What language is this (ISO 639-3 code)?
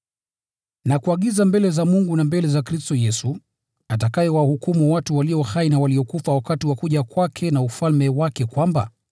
swa